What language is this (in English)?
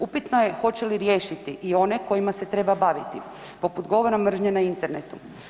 Croatian